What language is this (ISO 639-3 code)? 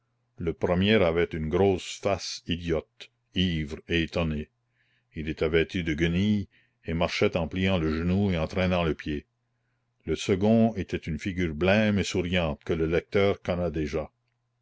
fra